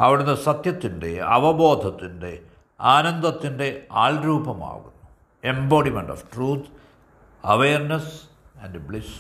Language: Malayalam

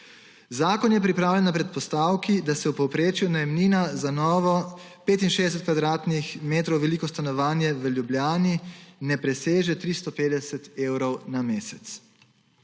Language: Slovenian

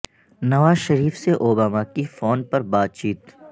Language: Urdu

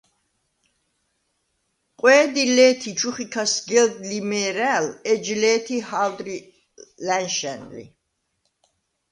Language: Svan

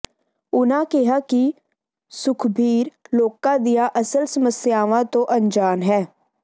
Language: Punjabi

